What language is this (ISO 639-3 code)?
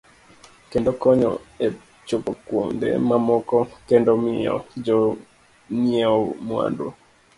luo